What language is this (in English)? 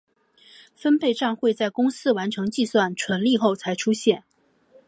Chinese